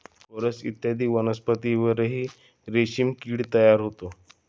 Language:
Marathi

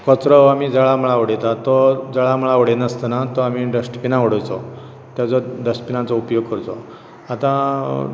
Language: Konkani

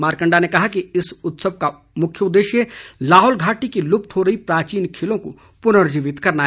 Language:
Hindi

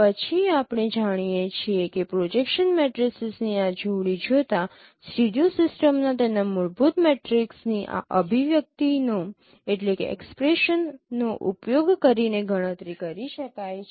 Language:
Gujarati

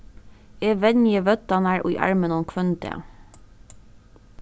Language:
Faroese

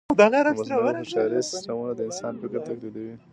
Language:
Pashto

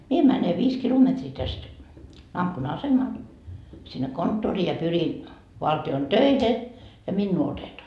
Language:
Finnish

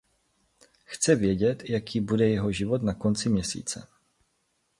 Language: Czech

